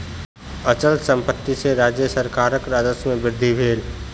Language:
Maithili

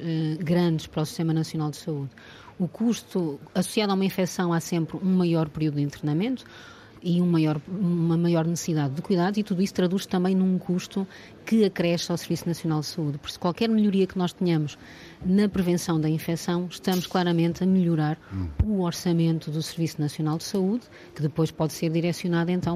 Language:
Portuguese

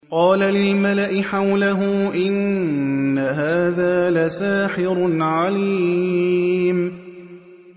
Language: Arabic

